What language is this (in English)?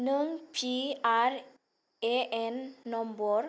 Bodo